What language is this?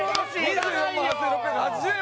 Japanese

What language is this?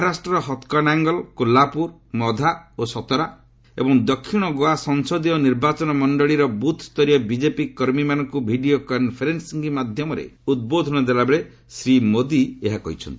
Odia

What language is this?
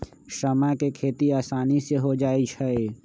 Magahi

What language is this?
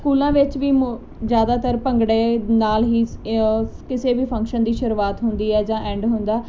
Punjabi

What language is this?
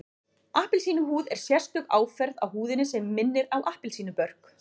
Icelandic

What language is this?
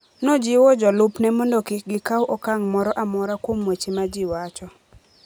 Luo (Kenya and Tanzania)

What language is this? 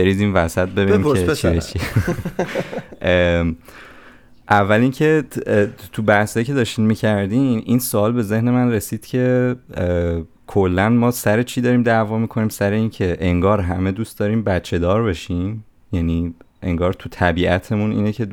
Persian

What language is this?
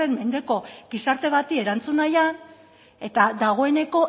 Basque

